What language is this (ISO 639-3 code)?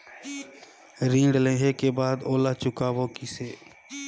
hne